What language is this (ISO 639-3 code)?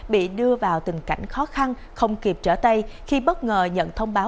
vie